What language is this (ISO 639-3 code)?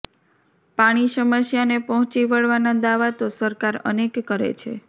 guj